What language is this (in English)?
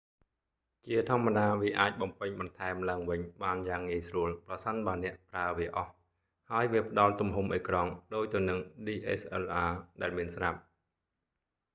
Khmer